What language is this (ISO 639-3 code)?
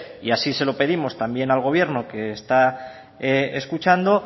spa